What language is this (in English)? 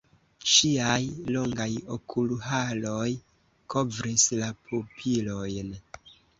Esperanto